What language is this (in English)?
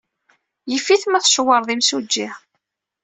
Kabyle